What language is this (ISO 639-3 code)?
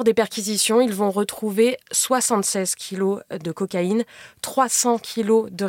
fra